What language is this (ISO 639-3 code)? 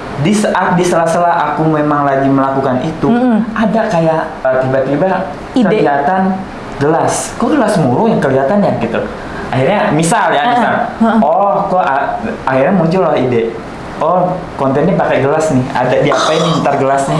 ind